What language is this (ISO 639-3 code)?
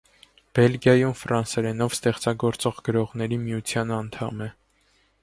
hye